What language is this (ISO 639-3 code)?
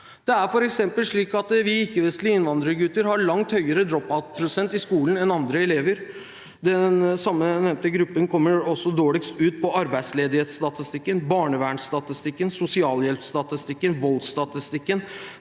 nor